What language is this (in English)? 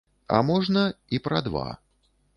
Belarusian